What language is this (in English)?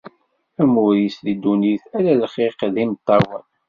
Kabyle